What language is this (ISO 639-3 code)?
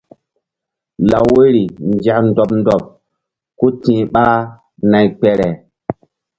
mdd